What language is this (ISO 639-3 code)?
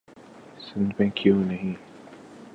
urd